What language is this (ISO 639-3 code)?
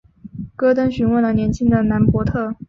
zho